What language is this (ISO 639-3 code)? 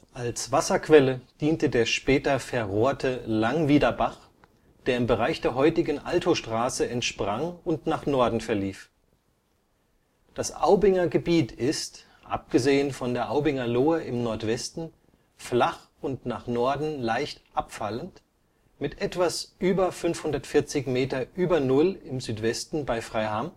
deu